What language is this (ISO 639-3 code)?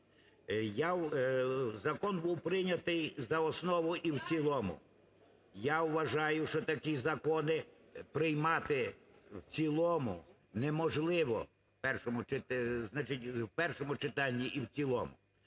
ukr